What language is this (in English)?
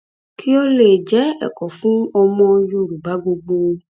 Yoruba